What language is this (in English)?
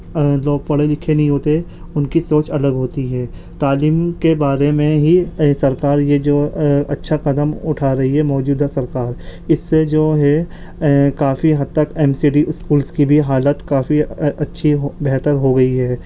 Urdu